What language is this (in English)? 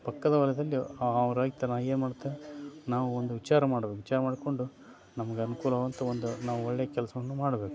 Kannada